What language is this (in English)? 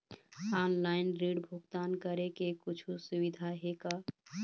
Chhattisgarhi